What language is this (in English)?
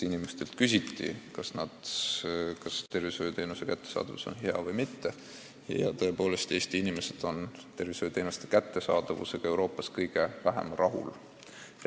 Estonian